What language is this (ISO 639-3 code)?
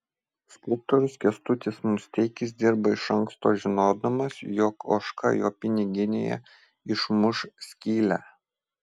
lit